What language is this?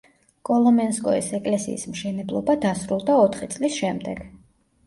Georgian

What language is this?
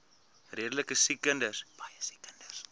Afrikaans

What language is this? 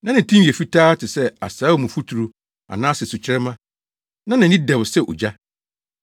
Akan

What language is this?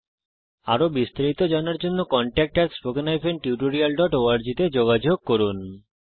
Bangla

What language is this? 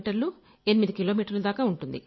Telugu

